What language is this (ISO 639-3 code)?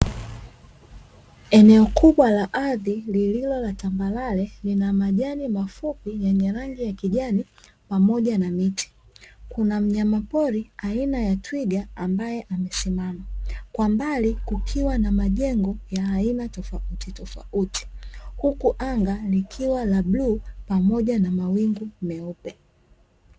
swa